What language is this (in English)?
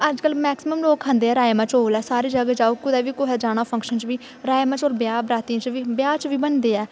Dogri